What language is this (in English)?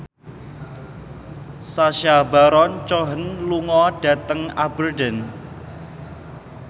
Javanese